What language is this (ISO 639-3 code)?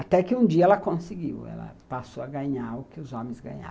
por